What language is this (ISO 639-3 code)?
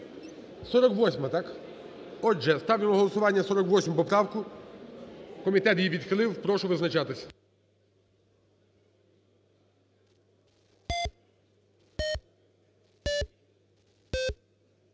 ukr